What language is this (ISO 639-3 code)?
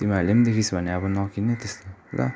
nep